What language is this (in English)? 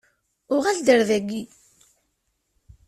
Kabyle